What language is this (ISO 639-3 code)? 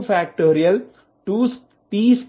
tel